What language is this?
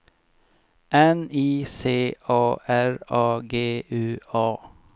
Swedish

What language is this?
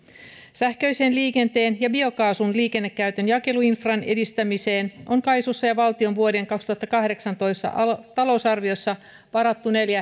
Finnish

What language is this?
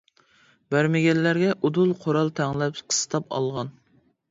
Uyghur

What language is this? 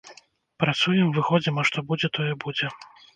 Belarusian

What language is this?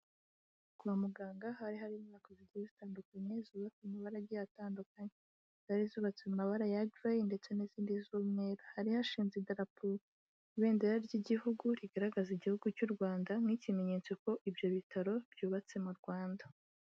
Kinyarwanda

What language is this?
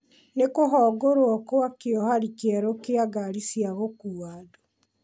Kikuyu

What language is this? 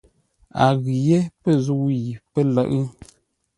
Ngombale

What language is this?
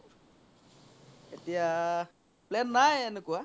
Assamese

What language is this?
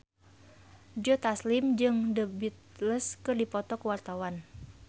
Sundanese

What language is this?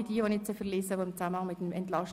Swiss German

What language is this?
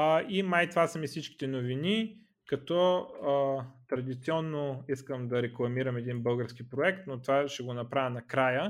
Bulgarian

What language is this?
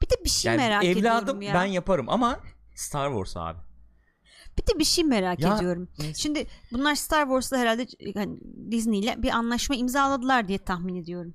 Turkish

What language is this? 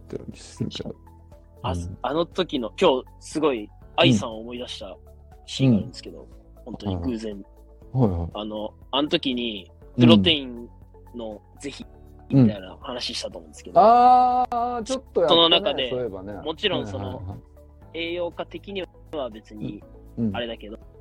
Japanese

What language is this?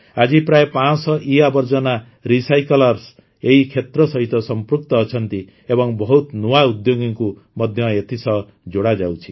Odia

